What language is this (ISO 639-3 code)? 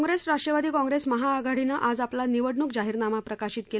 mar